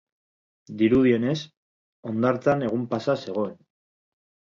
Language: Basque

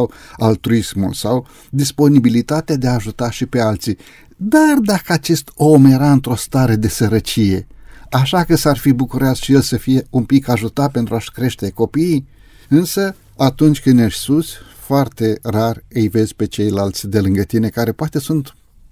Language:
Romanian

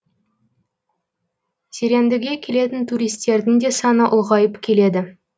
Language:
Kazakh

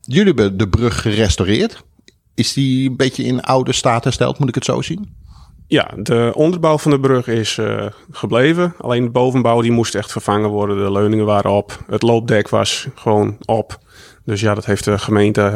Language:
Dutch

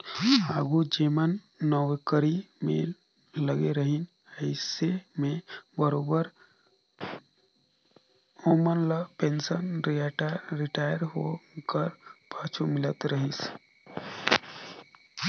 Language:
Chhattisgarhi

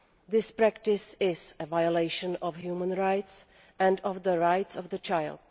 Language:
English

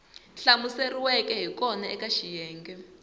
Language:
Tsonga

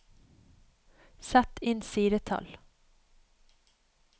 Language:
Norwegian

